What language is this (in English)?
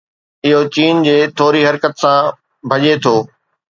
Sindhi